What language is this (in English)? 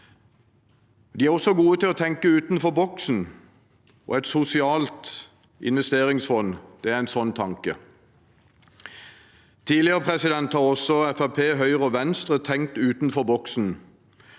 Norwegian